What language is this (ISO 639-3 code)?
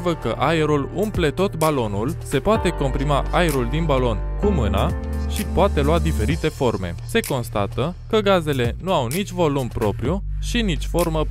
ron